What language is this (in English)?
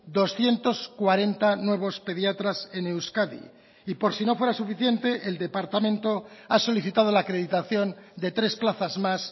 Spanish